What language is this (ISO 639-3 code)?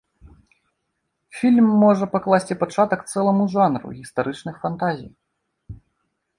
bel